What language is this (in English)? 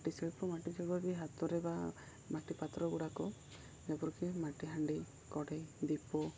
Odia